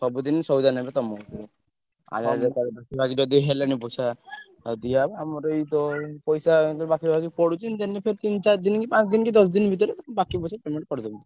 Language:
Odia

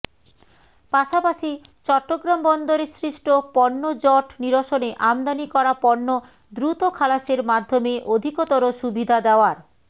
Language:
Bangla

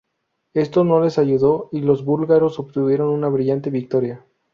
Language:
Spanish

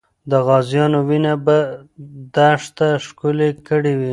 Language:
Pashto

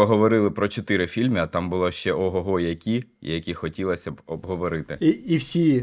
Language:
Ukrainian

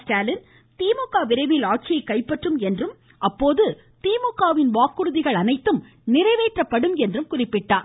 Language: Tamil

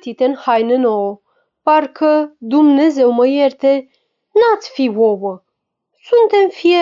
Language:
Romanian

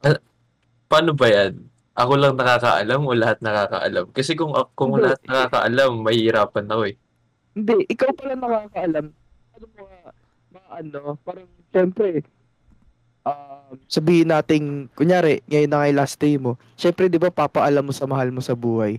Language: Filipino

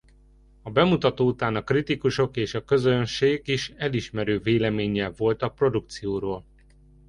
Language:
Hungarian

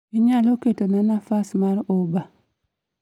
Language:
Luo (Kenya and Tanzania)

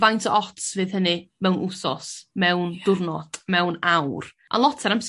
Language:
Welsh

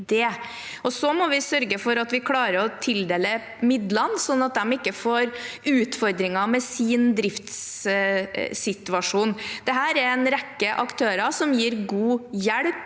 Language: Norwegian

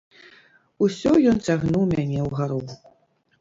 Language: Belarusian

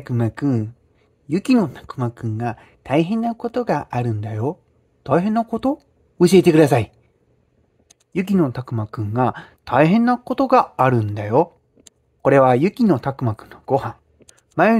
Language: Japanese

